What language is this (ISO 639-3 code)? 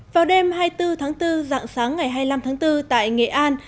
vie